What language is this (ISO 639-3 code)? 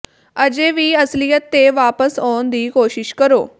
pan